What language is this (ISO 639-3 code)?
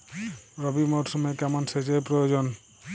ben